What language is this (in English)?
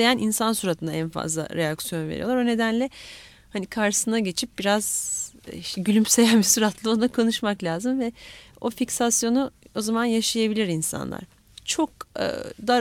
Turkish